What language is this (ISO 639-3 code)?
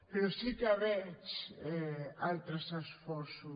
cat